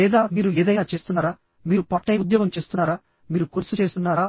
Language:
Telugu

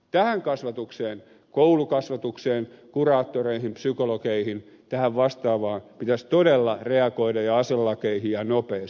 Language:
Finnish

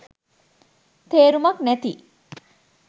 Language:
Sinhala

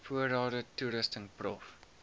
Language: Afrikaans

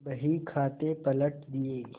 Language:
Hindi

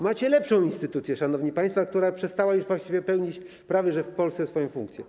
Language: Polish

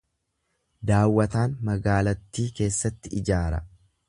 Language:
Oromo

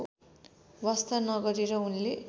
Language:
Nepali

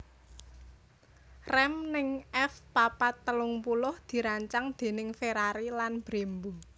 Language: Javanese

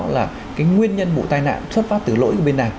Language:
Vietnamese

